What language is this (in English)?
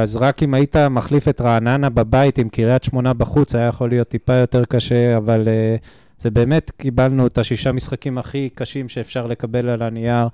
Hebrew